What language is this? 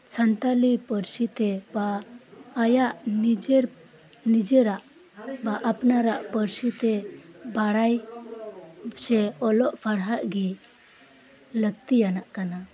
Santali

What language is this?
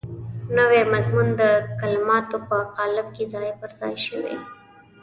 Pashto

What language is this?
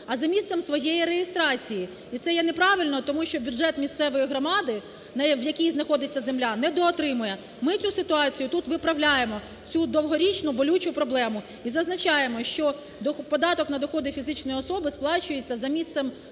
Ukrainian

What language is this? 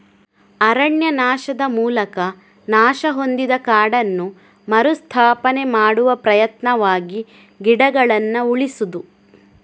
Kannada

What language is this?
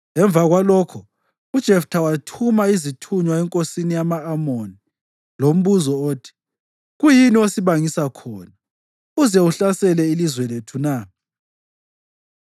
North Ndebele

